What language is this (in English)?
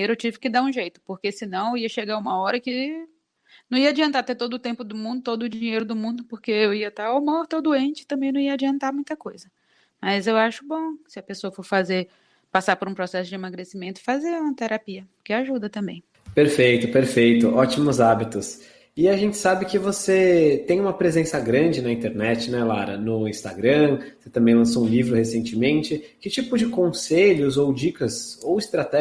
Portuguese